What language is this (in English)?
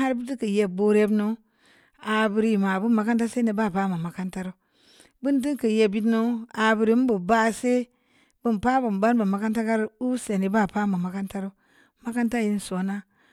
Samba Leko